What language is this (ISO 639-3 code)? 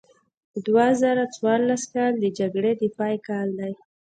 pus